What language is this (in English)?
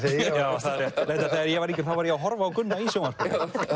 Icelandic